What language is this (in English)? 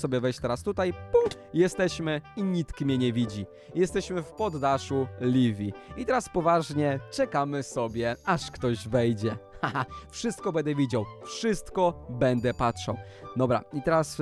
Polish